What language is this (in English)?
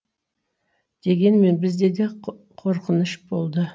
Kazakh